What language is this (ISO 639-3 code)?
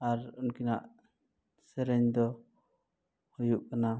sat